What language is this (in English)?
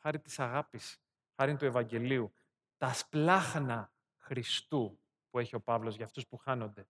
Greek